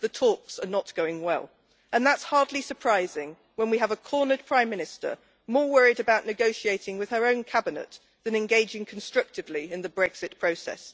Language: English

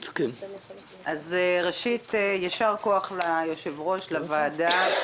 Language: Hebrew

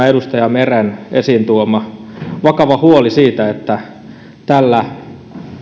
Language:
Finnish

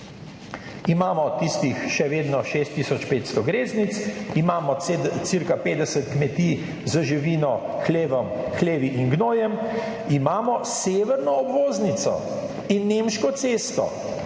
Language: Slovenian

